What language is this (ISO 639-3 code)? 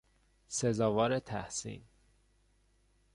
fas